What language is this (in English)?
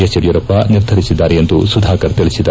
Kannada